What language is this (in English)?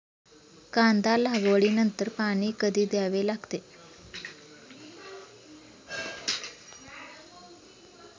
Marathi